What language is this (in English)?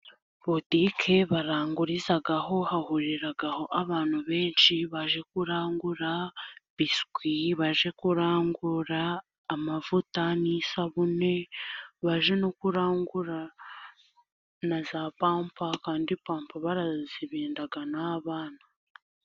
Kinyarwanda